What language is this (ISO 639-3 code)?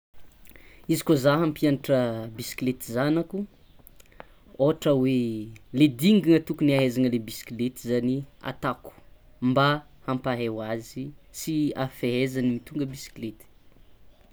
xmw